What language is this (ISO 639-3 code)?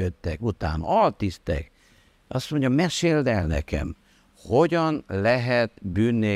hun